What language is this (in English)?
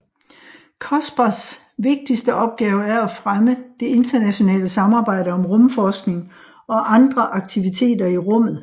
Danish